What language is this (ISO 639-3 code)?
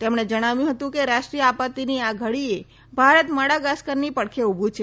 guj